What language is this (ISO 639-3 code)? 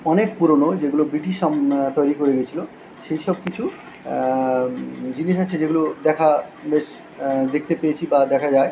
ben